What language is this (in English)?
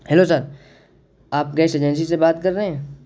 Urdu